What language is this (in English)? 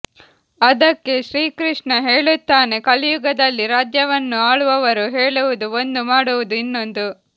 Kannada